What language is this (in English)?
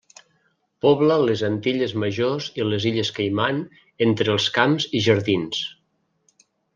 Catalan